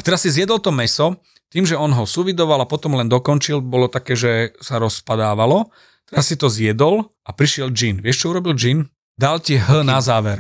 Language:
Slovak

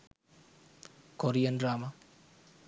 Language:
Sinhala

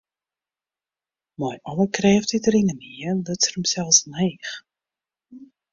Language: Western Frisian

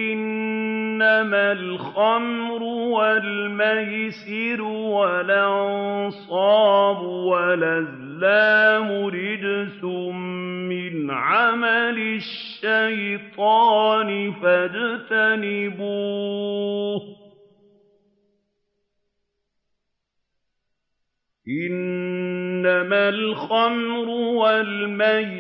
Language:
Arabic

